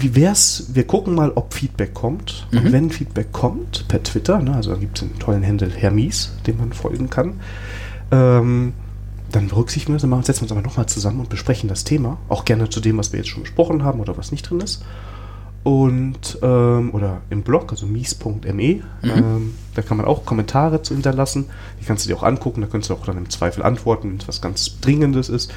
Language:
German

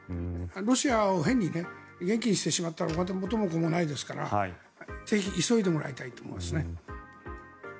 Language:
Japanese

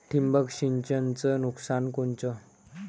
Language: Marathi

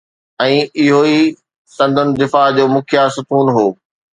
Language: Sindhi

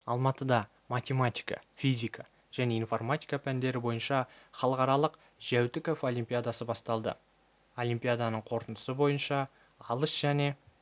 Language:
Kazakh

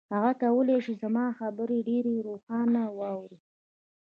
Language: Pashto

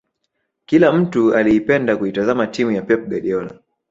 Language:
Swahili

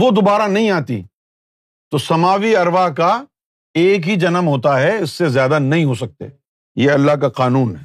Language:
Urdu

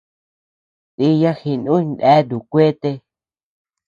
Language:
Tepeuxila Cuicatec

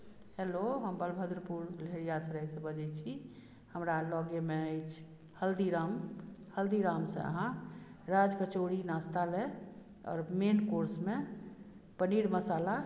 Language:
Maithili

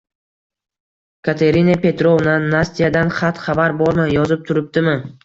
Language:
Uzbek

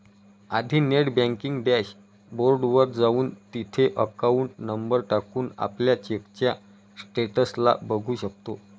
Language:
Marathi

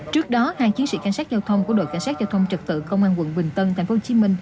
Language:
Vietnamese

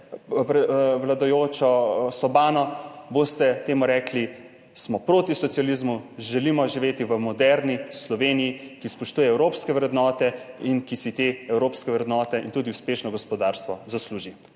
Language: Slovenian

